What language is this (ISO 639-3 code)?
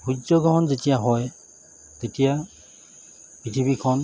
asm